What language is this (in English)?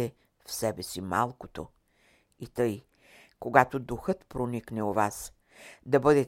Bulgarian